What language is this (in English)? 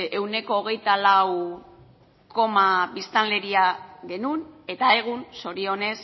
Basque